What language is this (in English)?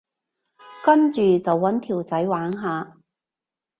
Cantonese